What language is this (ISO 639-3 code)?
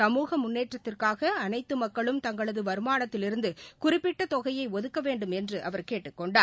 tam